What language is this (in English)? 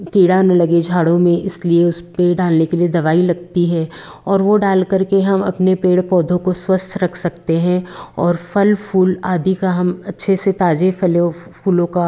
Hindi